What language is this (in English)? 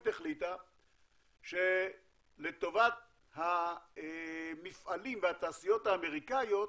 Hebrew